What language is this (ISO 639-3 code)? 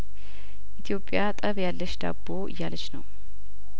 amh